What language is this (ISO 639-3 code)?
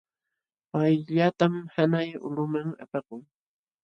qxw